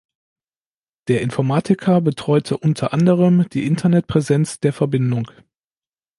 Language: German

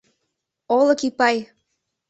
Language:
Mari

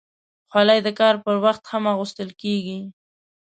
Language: Pashto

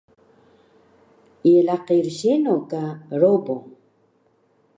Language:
Taroko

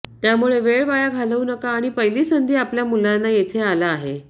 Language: Marathi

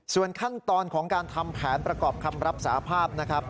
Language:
Thai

